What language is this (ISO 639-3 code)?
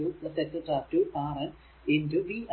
mal